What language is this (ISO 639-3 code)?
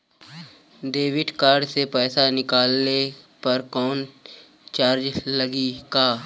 bho